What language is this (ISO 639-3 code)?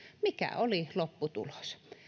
fin